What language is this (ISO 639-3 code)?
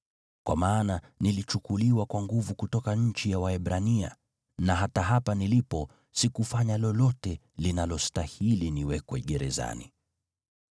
swa